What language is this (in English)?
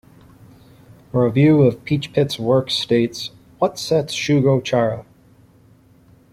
English